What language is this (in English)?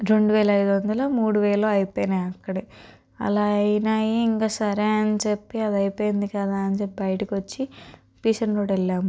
Telugu